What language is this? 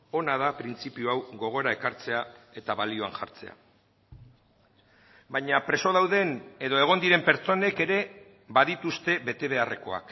Basque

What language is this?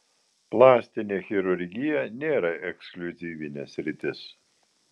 Lithuanian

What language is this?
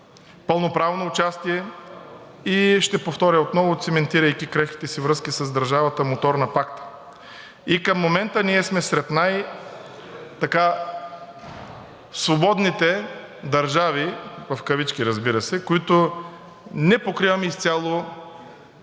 Bulgarian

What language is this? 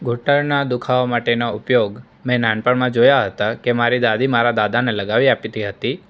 Gujarati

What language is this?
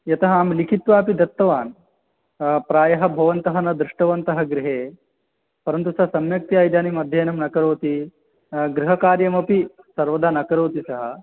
Sanskrit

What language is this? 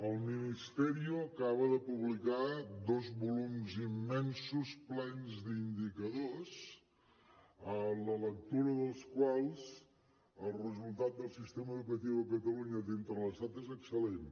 Catalan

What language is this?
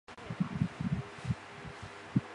Chinese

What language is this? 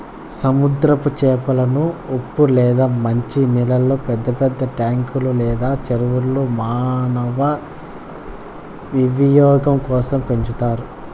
Telugu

